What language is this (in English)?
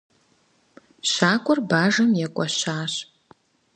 Kabardian